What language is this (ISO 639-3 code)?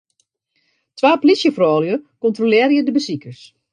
fry